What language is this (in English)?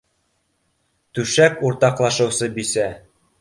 Bashkir